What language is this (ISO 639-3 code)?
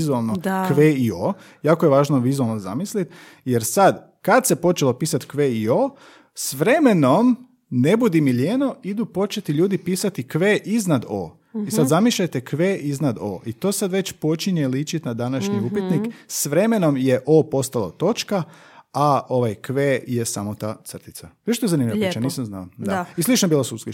hrv